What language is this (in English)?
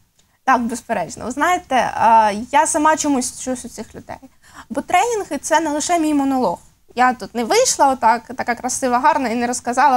Russian